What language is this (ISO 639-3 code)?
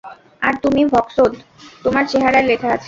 ben